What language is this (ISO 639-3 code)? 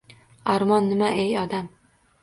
uzb